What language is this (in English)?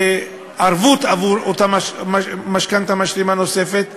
Hebrew